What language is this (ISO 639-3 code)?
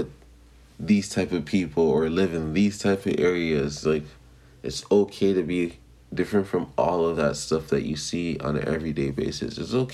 eng